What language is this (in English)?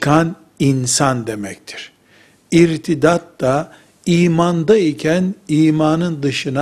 Turkish